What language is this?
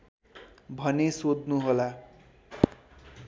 Nepali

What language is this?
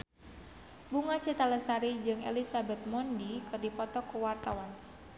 Sundanese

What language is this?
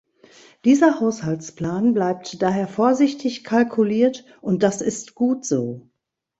German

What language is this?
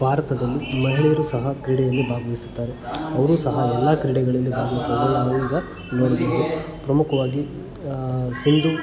Kannada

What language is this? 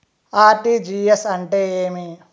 Telugu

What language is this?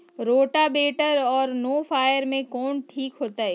Magahi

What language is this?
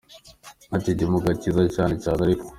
Kinyarwanda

